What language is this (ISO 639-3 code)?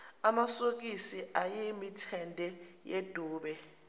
zul